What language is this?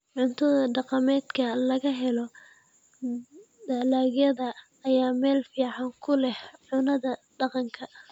Somali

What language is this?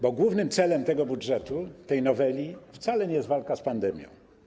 Polish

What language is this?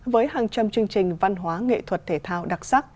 Vietnamese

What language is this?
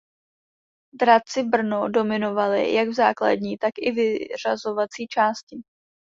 Czech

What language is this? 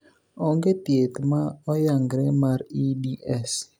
Luo (Kenya and Tanzania)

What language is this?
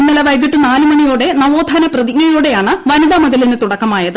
Malayalam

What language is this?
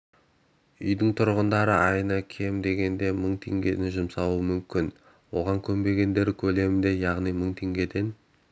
Kazakh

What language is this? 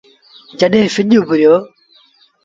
Sindhi Bhil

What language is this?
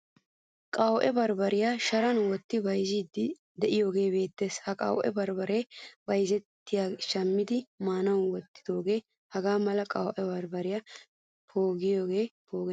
Wolaytta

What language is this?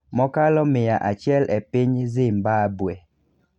Luo (Kenya and Tanzania)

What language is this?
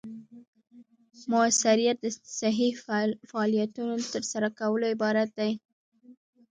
Pashto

